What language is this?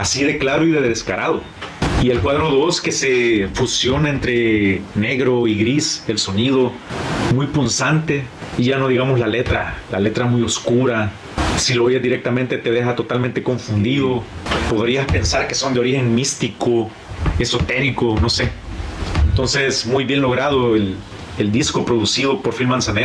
Spanish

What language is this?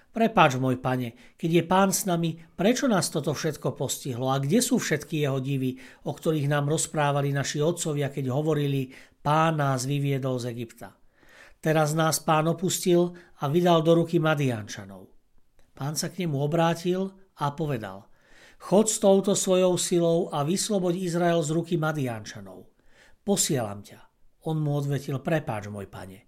Slovak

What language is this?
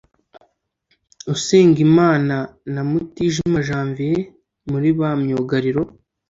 Kinyarwanda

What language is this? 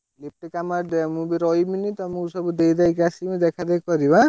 Odia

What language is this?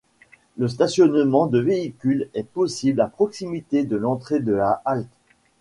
French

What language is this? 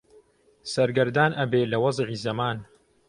Central Kurdish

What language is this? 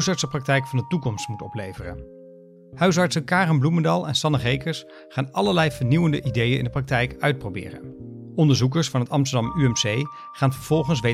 Dutch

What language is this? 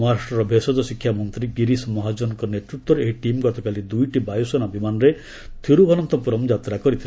Odia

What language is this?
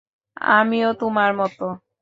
Bangla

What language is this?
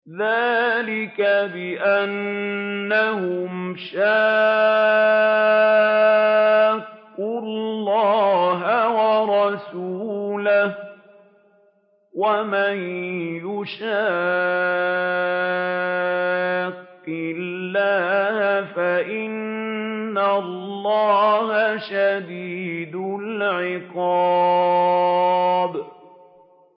Arabic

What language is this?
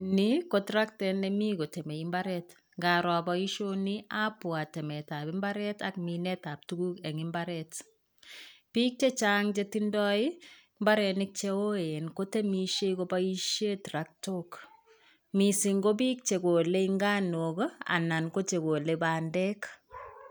Kalenjin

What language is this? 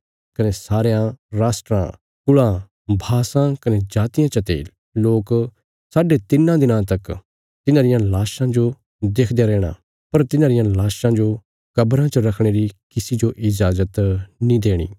Bilaspuri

